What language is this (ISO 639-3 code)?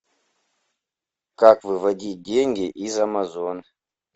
rus